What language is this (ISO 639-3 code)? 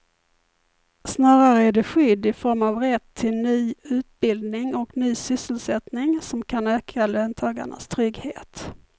swe